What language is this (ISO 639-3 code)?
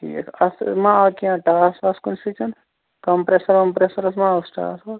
kas